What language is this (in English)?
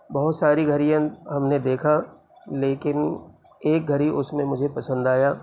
Urdu